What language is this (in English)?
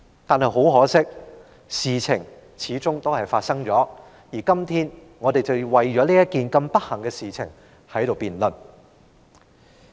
Cantonese